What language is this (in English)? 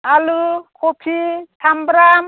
Bodo